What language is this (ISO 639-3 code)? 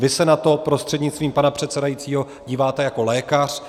ces